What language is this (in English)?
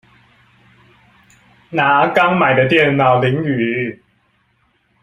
Chinese